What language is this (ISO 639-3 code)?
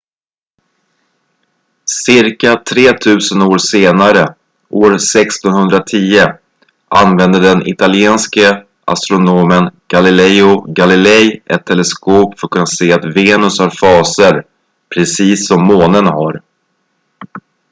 swe